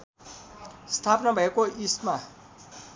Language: Nepali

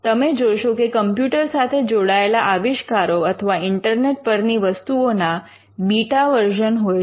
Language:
Gujarati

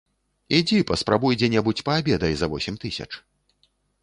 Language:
Belarusian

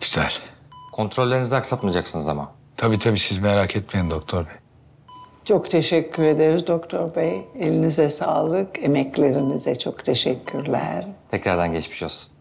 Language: Turkish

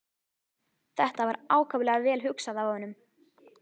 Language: Icelandic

